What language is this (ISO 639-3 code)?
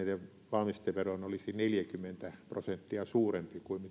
fin